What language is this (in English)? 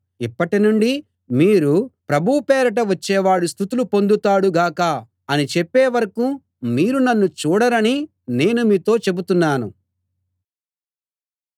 Telugu